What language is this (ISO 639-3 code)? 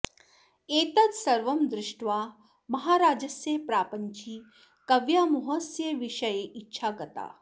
san